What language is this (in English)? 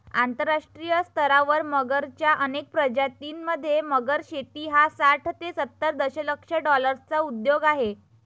Marathi